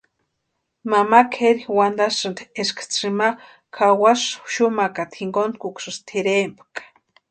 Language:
Western Highland Purepecha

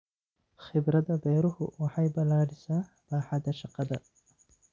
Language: Somali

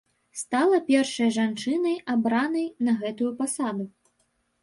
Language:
Belarusian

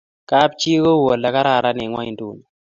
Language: Kalenjin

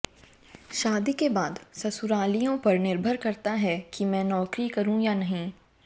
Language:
Hindi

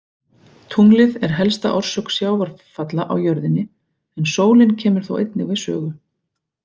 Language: Icelandic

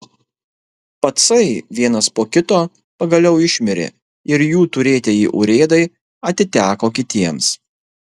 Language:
Lithuanian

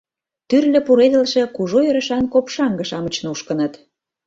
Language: Mari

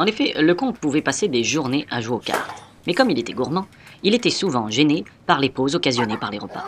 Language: French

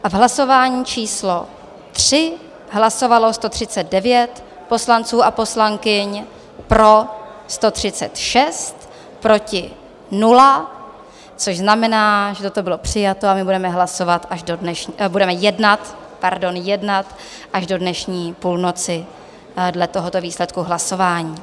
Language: Czech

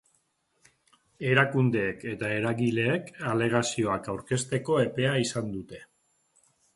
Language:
Basque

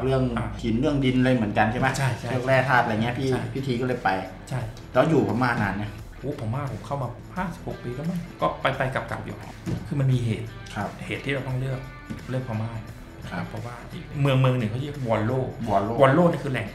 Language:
Thai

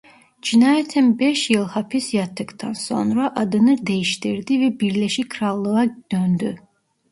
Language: Turkish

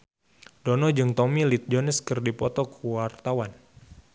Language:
Sundanese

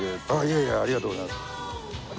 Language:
Japanese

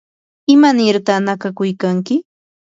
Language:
Yanahuanca Pasco Quechua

